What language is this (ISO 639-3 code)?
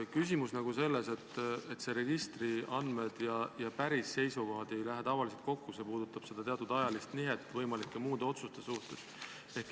est